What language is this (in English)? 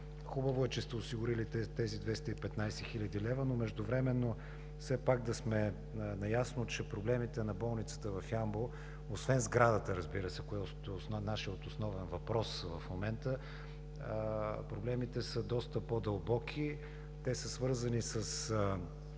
Bulgarian